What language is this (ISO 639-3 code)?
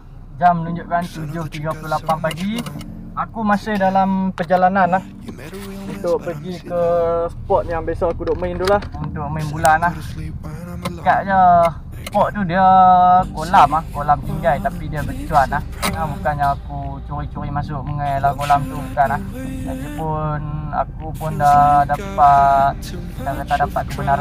msa